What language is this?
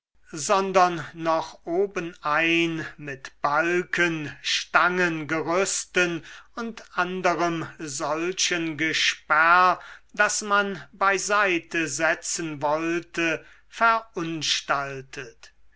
German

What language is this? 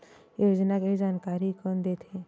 Chhattisgarhi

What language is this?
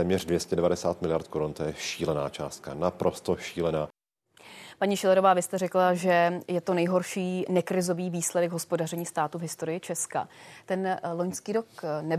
Czech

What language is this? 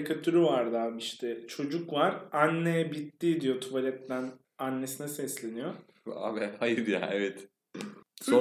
Turkish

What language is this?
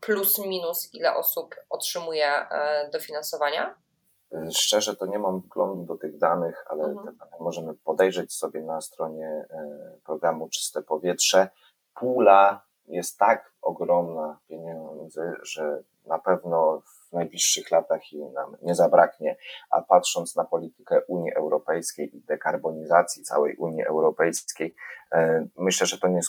Polish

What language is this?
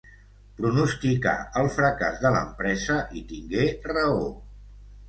Catalan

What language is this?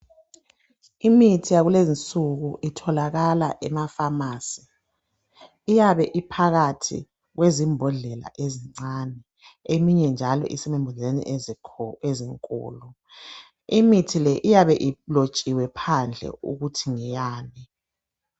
North Ndebele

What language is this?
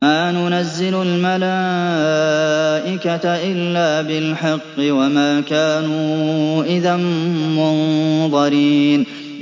Arabic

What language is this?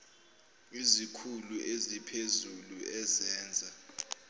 Zulu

